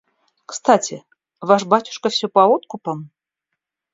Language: Russian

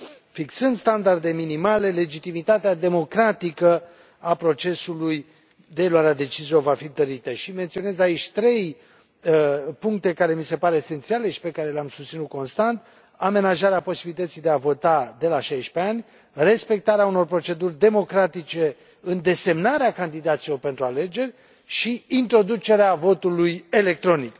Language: Romanian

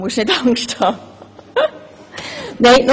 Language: Swiss German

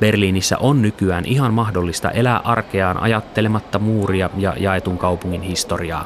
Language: Finnish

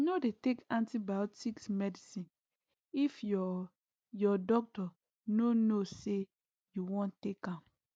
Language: Nigerian Pidgin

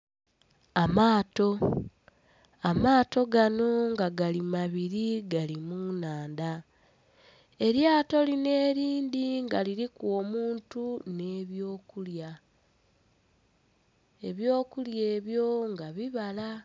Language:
Soga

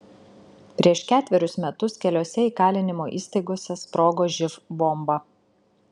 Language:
Lithuanian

